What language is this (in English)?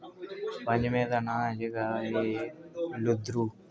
Dogri